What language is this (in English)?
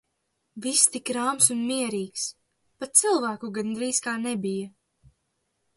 Latvian